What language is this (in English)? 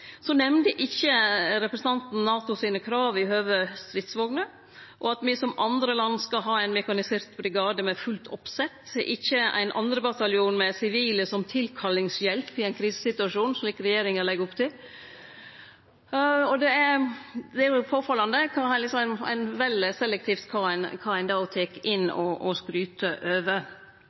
Norwegian Nynorsk